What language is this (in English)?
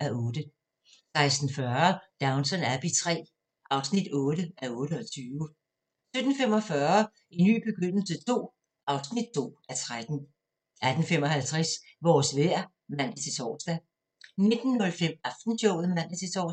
Danish